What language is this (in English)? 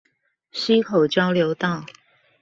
Chinese